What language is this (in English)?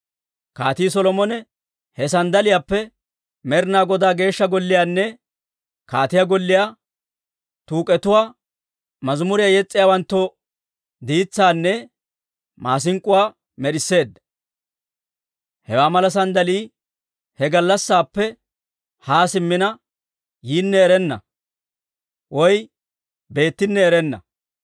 Dawro